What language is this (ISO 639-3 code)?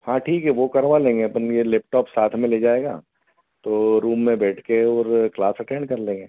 hin